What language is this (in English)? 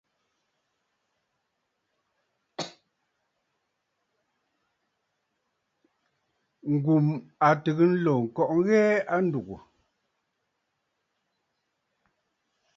Bafut